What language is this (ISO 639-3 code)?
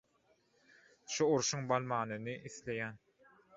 tuk